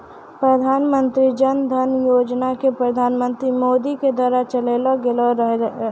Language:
Maithili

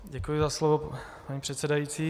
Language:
Czech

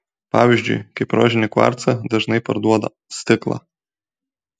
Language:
Lithuanian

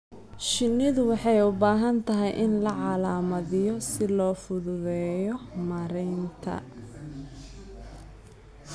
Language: Somali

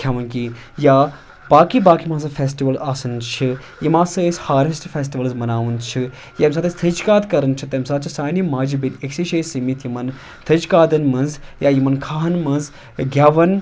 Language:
Kashmiri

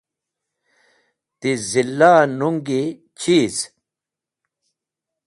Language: Wakhi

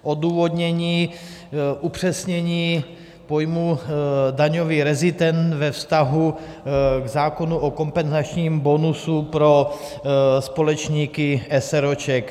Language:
Czech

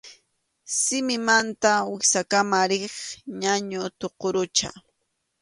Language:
Arequipa-La Unión Quechua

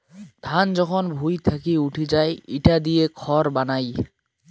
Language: Bangla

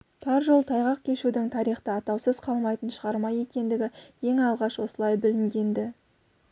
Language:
Kazakh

